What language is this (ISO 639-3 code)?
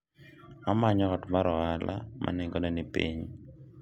luo